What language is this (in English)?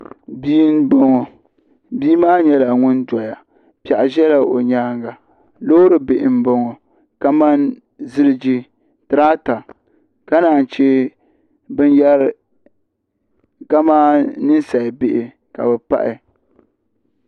Dagbani